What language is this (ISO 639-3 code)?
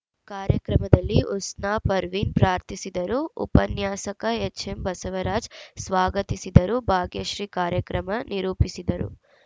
kan